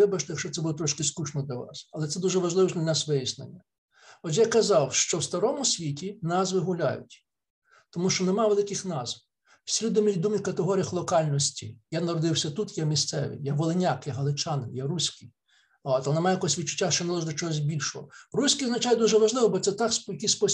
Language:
Ukrainian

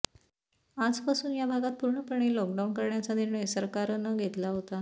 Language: Marathi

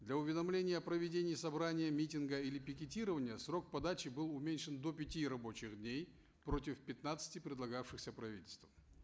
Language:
Kazakh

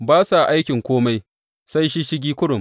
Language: Hausa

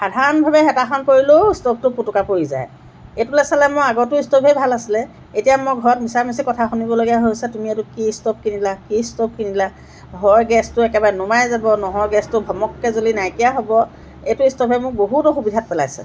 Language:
Assamese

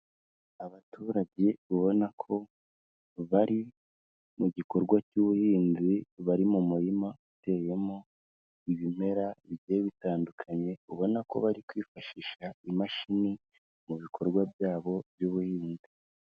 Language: Kinyarwanda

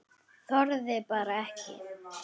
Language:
Icelandic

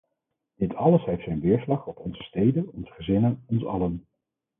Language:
Dutch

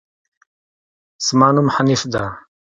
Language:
Pashto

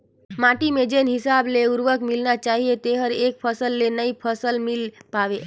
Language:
Chhattisgarhi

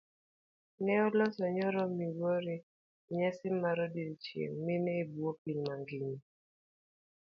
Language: Luo (Kenya and Tanzania)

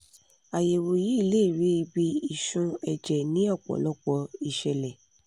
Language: Yoruba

